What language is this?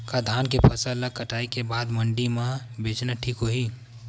Chhattisgarhi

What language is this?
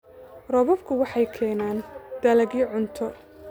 Somali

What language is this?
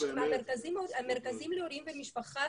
Hebrew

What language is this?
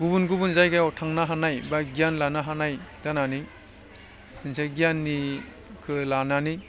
Bodo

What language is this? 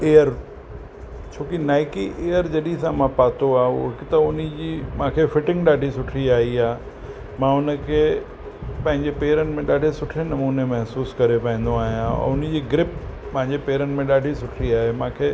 Sindhi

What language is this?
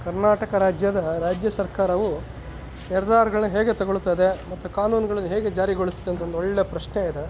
Kannada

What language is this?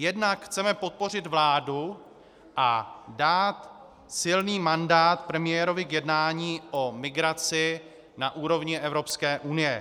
Czech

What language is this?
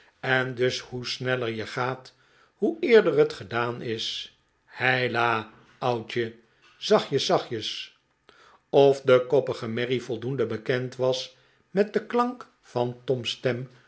Dutch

